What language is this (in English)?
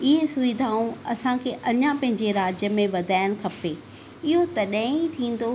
Sindhi